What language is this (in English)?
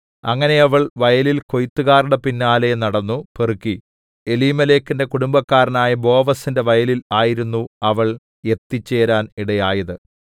Malayalam